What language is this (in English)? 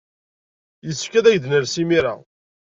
Kabyle